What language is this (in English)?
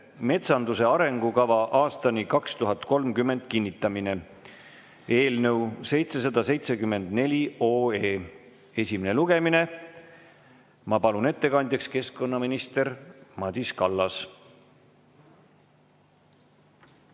Estonian